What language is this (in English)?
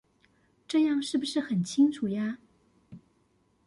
Chinese